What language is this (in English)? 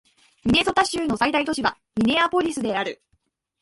Japanese